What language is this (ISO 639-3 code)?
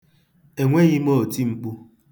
ibo